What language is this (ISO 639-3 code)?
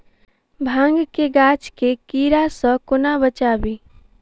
mai